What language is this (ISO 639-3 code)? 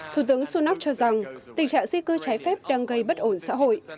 vie